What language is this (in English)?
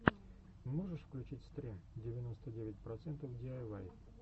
Russian